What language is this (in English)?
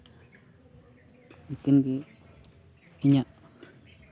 Santali